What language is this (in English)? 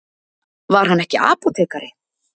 Icelandic